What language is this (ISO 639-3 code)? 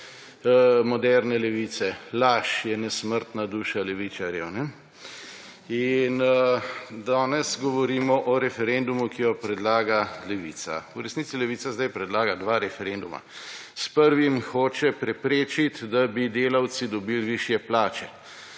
slv